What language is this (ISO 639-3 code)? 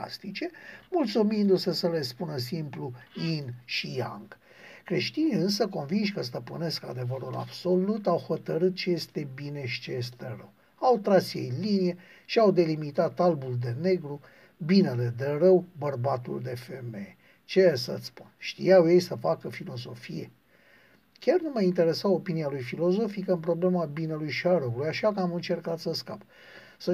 ron